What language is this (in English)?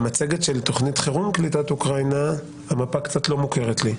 Hebrew